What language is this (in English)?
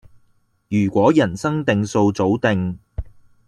Cantonese